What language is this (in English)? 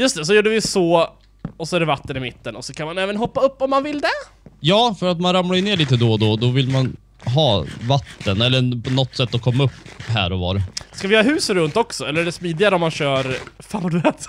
Swedish